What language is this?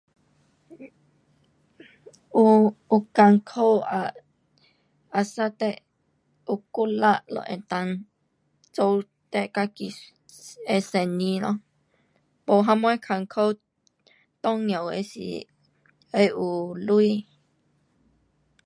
Pu-Xian Chinese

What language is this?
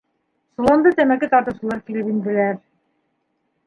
Bashkir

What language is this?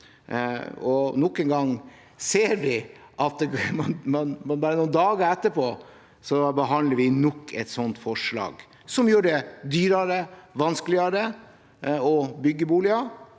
Norwegian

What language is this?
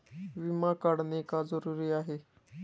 Marathi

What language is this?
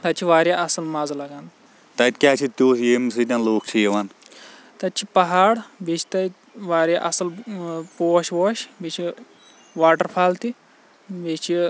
Kashmiri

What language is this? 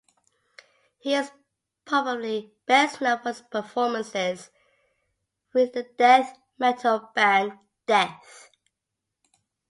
English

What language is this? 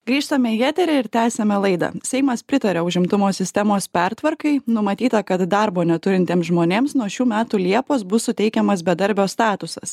Lithuanian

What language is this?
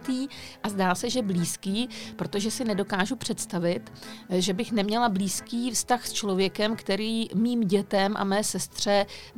Czech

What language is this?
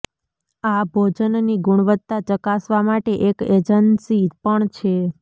Gujarati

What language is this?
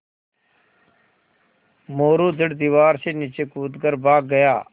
Hindi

